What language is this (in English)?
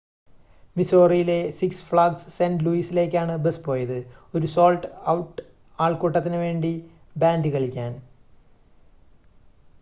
Malayalam